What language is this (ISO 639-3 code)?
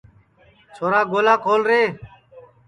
ssi